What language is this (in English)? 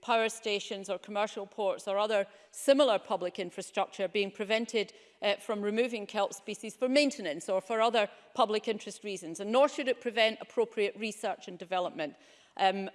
English